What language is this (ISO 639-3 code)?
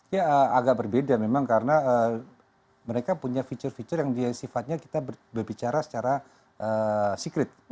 ind